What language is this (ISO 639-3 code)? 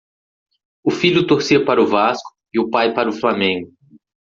por